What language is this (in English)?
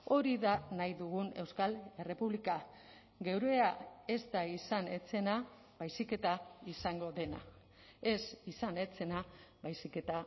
Basque